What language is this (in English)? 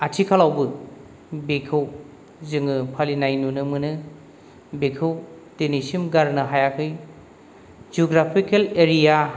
Bodo